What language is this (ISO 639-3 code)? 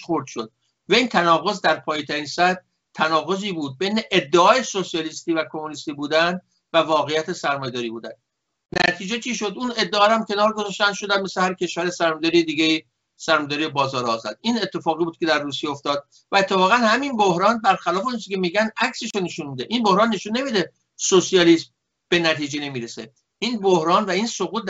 fas